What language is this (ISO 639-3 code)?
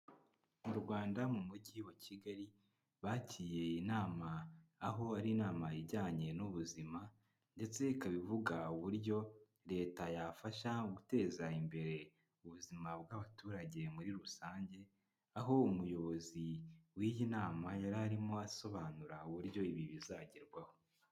kin